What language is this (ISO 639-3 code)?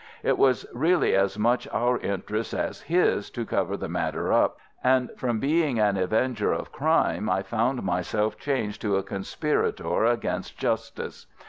eng